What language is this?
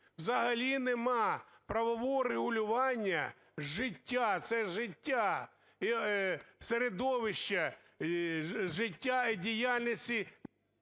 Ukrainian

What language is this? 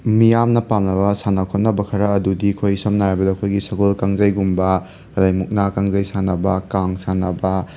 Manipuri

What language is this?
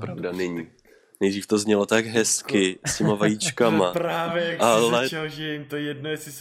Czech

